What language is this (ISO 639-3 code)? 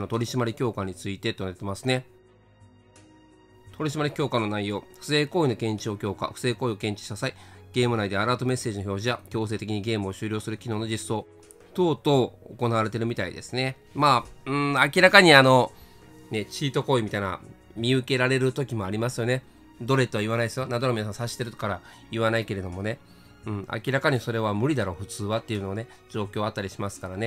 jpn